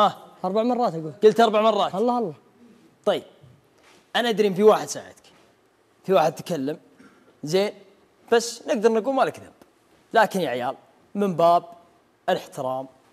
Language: Arabic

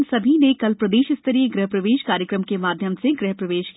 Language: Hindi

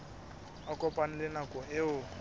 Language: Southern Sotho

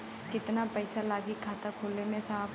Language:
Bhojpuri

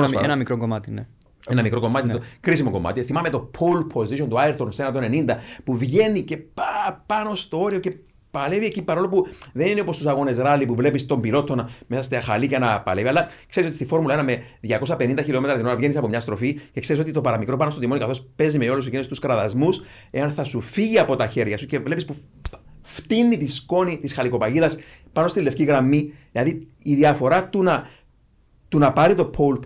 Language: Greek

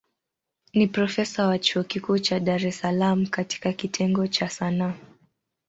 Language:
Swahili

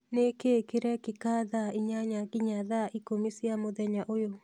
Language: Kikuyu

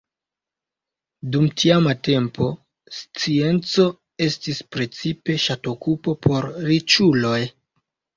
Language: Esperanto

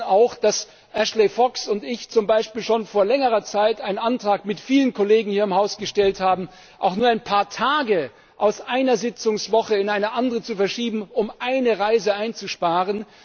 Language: German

